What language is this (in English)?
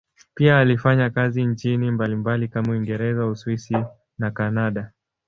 Swahili